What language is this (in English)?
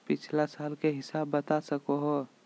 Magahi